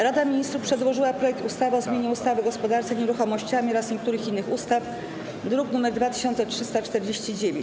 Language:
Polish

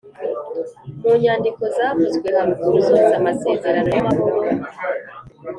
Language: Kinyarwanda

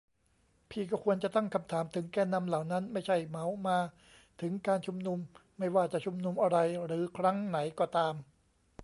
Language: Thai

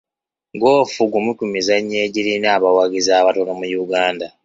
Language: Ganda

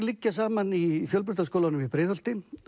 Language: Icelandic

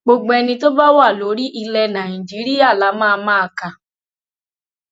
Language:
Yoruba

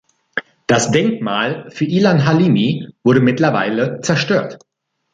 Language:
German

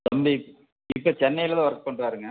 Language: Tamil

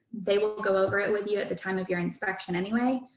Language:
English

